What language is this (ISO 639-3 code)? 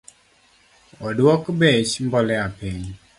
luo